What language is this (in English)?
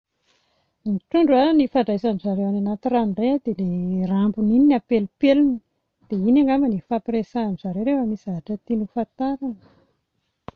Malagasy